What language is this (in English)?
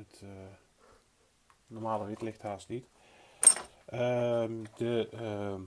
Dutch